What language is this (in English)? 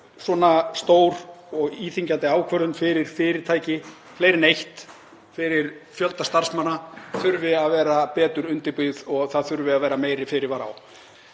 Icelandic